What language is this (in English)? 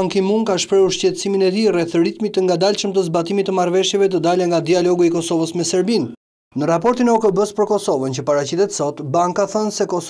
Italian